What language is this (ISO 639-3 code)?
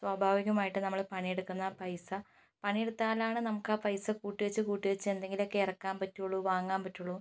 mal